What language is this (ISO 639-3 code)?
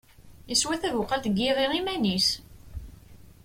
kab